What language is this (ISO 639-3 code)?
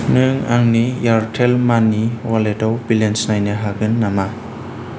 brx